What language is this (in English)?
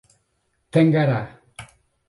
Portuguese